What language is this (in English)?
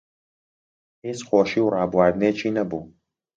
Central Kurdish